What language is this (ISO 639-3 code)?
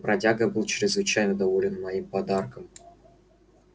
rus